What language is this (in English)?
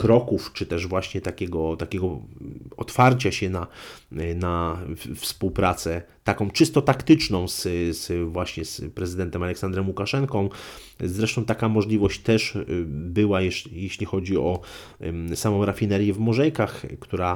Polish